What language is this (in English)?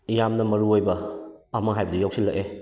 Manipuri